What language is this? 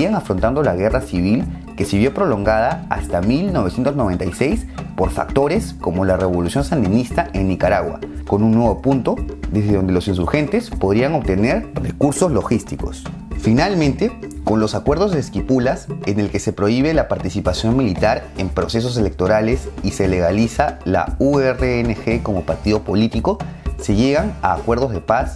Spanish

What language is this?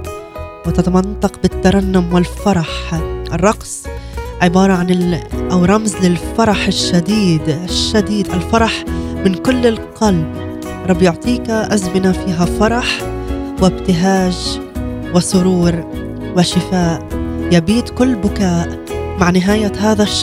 Arabic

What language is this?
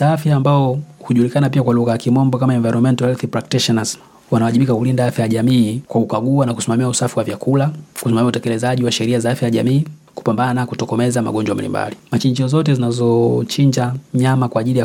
Swahili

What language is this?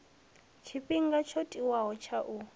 Venda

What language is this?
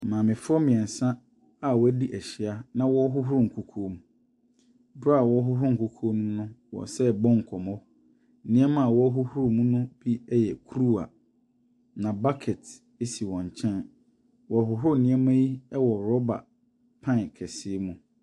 Akan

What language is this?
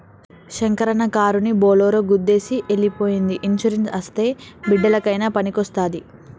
Telugu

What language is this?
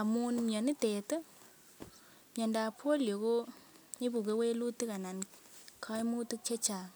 Kalenjin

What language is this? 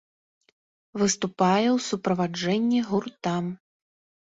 Belarusian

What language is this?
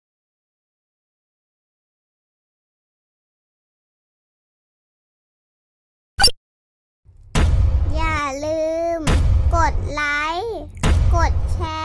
Thai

